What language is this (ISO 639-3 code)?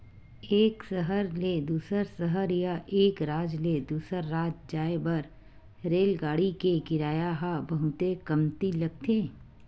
hne